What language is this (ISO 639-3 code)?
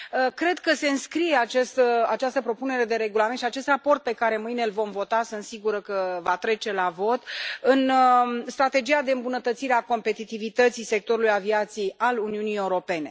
ron